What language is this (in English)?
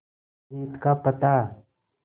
Hindi